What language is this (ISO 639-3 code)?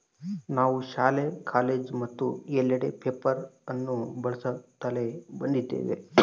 kan